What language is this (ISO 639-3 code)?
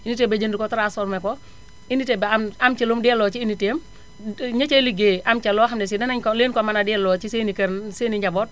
wol